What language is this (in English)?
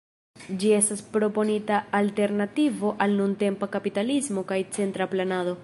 Esperanto